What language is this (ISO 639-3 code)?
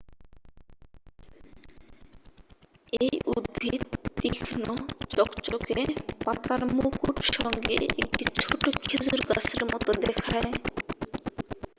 ben